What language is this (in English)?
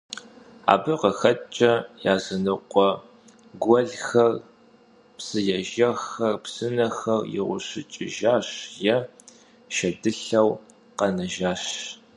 Kabardian